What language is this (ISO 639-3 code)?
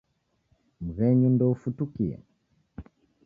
dav